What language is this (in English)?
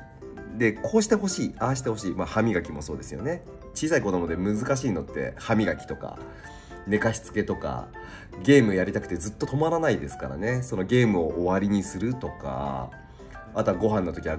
Japanese